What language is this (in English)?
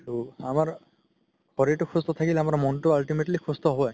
Assamese